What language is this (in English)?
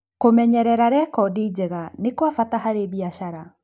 Kikuyu